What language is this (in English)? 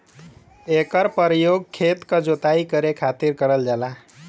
Bhojpuri